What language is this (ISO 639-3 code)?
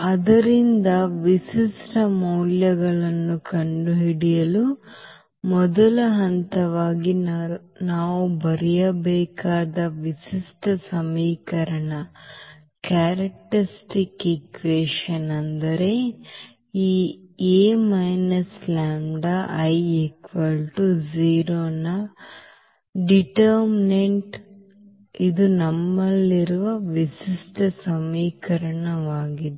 kan